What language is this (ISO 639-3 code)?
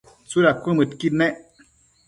mcf